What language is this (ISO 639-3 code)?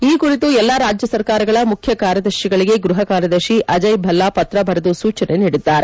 kan